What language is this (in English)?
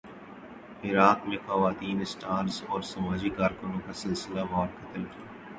Urdu